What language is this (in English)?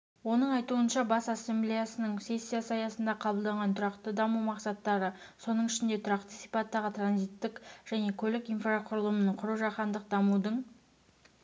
Kazakh